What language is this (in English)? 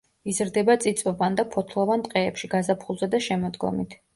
Georgian